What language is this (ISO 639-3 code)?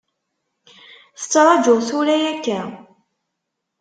kab